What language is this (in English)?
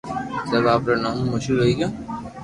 Loarki